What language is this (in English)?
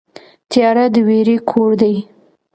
Pashto